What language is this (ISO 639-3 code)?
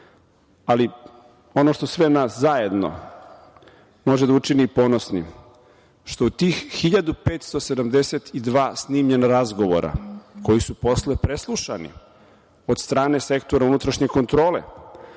srp